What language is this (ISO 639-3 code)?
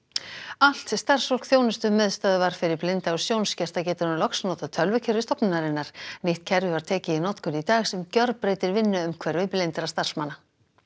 isl